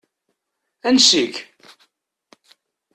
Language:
Kabyle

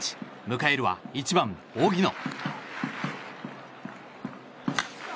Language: Japanese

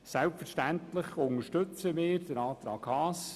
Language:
Swiss German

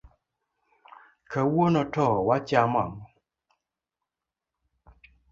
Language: Luo (Kenya and Tanzania)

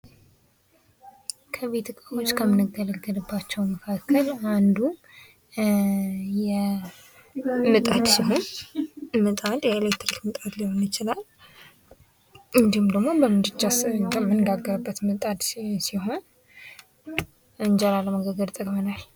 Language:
Amharic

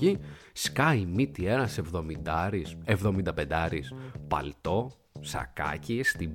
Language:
Greek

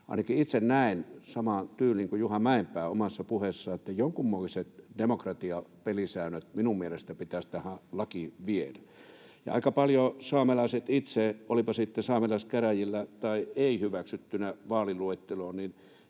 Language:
Finnish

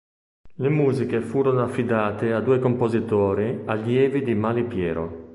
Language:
Italian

